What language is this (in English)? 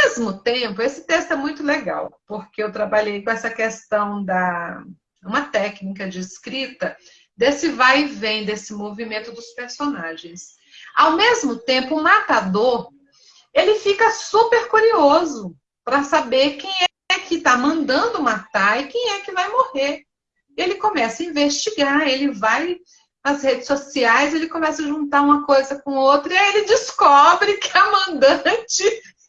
Portuguese